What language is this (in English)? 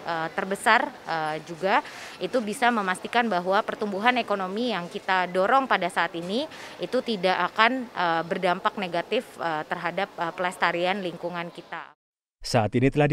Indonesian